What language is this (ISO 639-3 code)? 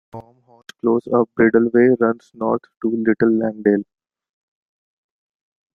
eng